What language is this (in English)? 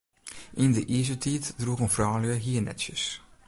Western Frisian